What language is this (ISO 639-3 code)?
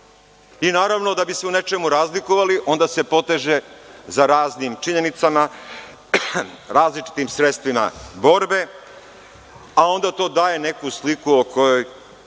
srp